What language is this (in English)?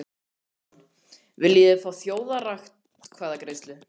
Icelandic